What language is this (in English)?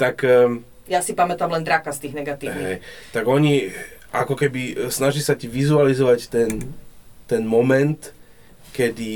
Slovak